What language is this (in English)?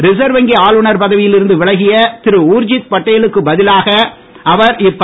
Tamil